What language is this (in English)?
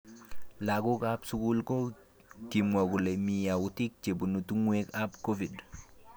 Kalenjin